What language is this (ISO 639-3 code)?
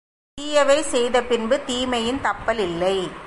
tam